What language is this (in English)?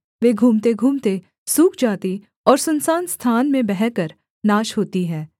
Hindi